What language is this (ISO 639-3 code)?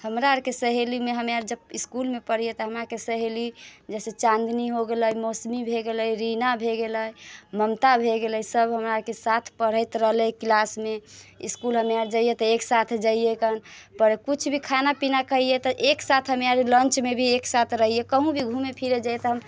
mai